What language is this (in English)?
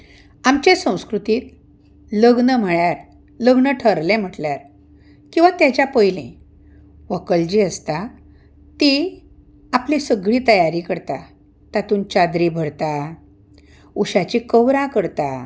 Konkani